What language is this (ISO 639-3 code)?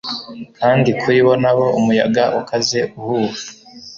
kin